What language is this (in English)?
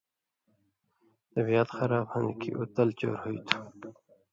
Indus Kohistani